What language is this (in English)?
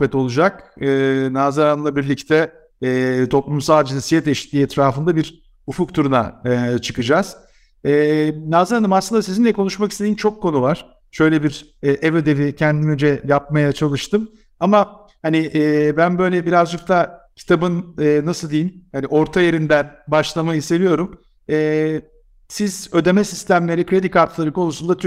Turkish